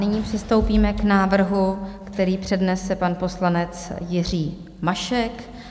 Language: Czech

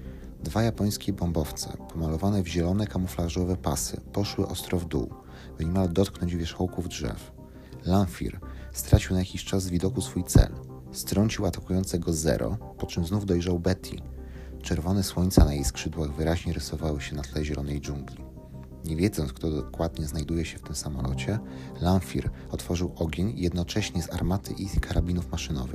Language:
Polish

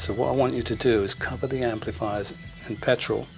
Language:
English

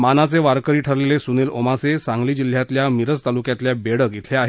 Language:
Marathi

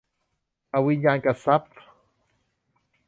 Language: Thai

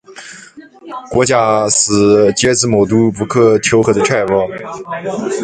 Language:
Chinese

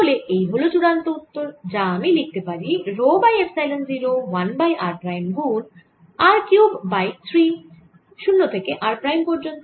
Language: Bangla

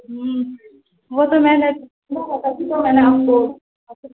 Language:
Urdu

